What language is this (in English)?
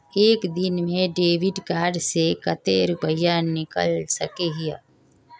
Magahi